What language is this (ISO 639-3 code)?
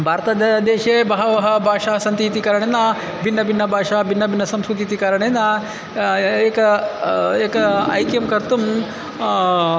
san